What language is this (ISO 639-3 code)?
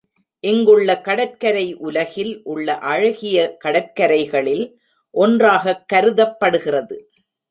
tam